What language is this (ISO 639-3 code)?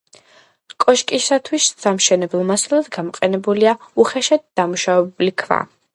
kat